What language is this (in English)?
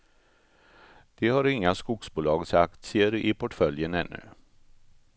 Swedish